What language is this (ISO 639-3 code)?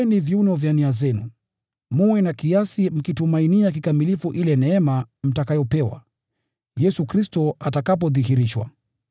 swa